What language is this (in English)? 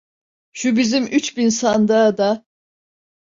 Turkish